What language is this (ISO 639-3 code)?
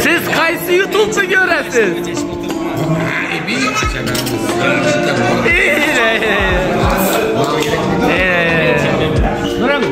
tur